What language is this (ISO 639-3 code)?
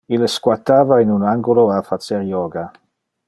ina